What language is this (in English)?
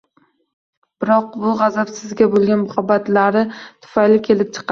Uzbek